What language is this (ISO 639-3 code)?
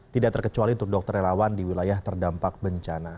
ind